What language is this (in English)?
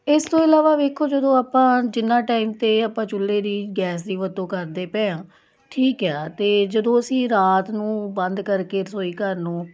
Punjabi